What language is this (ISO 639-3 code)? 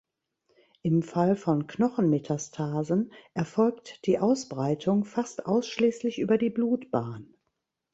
deu